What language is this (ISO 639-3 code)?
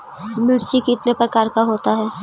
mag